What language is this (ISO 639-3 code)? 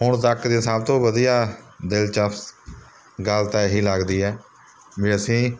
pan